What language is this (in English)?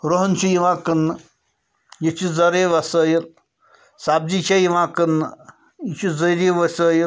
Kashmiri